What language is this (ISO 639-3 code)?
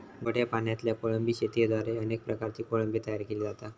mar